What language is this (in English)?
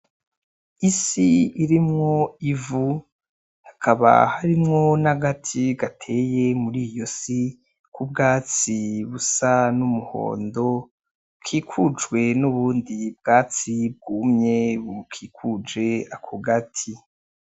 Rundi